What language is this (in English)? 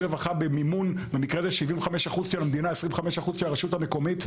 Hebrew